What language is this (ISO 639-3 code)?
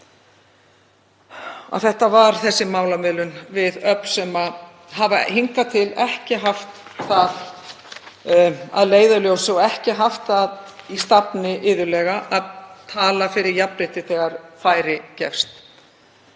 isl